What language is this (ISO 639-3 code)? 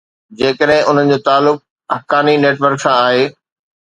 snd